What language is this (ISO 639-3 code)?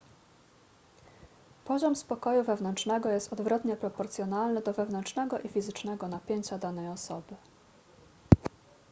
pol